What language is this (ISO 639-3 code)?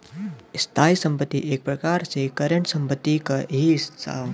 bho